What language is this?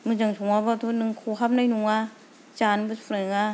Bodo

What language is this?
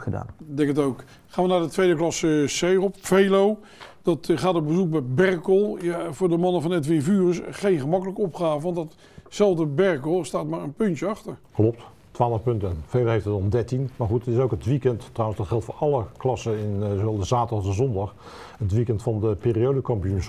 Dutch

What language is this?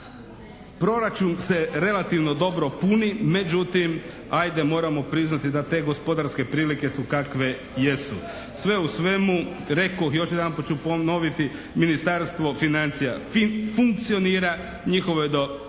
Croatian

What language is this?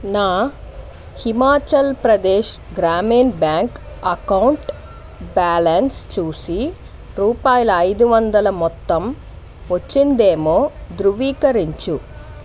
Telugu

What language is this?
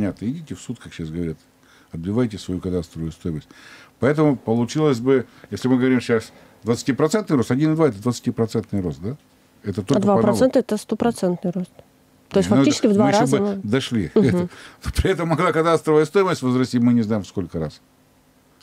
Russian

